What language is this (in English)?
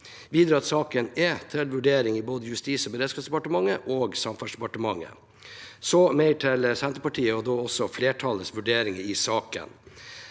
Norwegian